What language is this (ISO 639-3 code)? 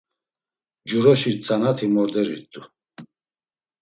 lzz